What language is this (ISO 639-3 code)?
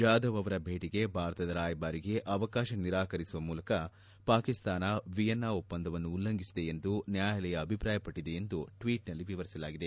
kan